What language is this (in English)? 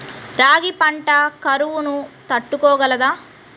Telugu